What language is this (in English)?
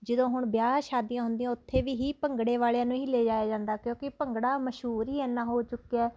Punjabi